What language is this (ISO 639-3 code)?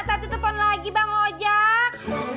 ind